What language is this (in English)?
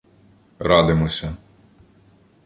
Ukrainian